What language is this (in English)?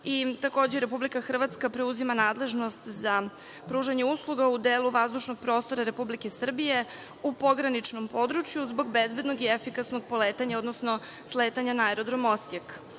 Serbian